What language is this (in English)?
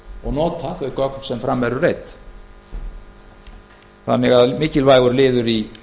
Icelandic